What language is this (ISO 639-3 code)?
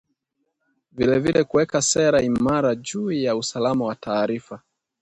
swa